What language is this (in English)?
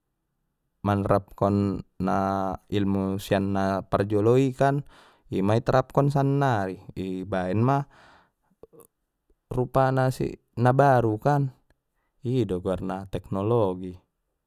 Batak Mandailing